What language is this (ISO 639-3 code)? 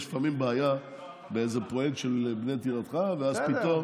heb